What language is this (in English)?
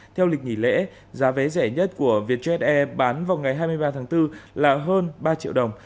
Vietnamese